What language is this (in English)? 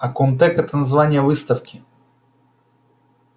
Russian